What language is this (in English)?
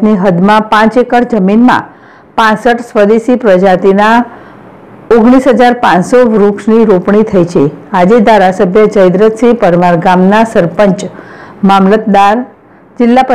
Gujarati